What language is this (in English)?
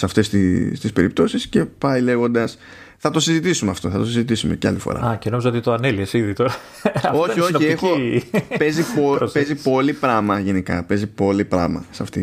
Greek